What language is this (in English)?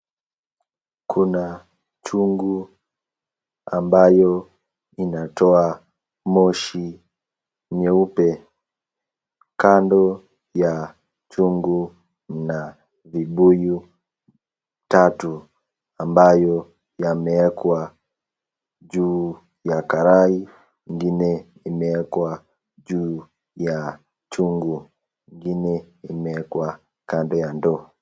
Swahili